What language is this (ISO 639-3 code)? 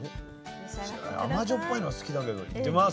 jpn